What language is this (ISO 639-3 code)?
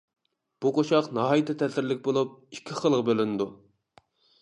uig